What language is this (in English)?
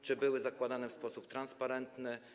Polish